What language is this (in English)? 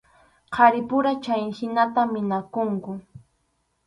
Arequipa-La Unión Quechua